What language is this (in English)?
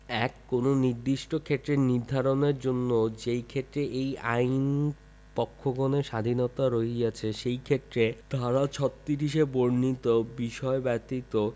Bangla